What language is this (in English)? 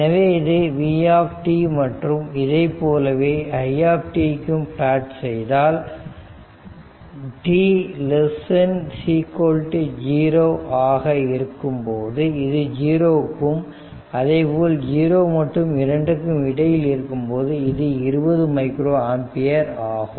Tamil